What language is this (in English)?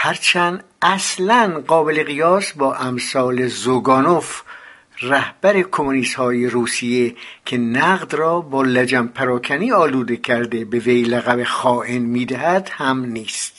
Persian